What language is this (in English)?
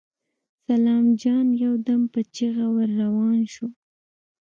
Pashto